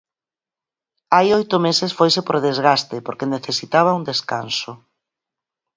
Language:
Galician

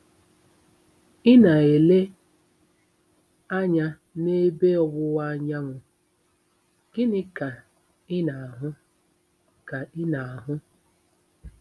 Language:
Igbo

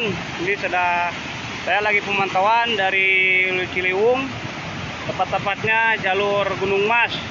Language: Indonesian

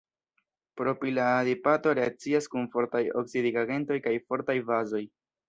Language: Esperanto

